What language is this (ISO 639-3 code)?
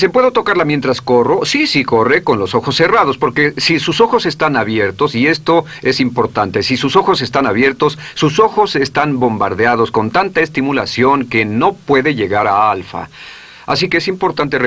spa